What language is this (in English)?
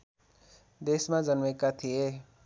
Nepali